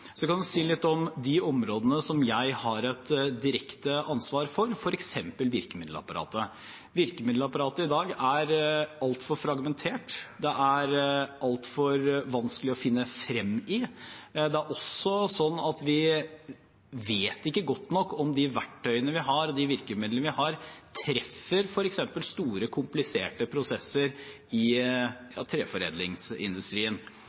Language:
Norwegian Bokmål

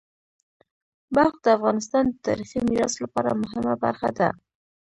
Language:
Pashto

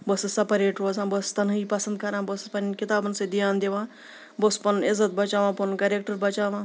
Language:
Kashmiri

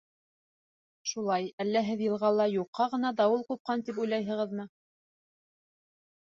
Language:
Bashkir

